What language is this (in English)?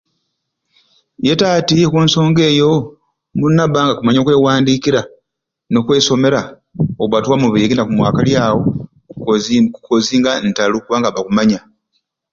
Ruuli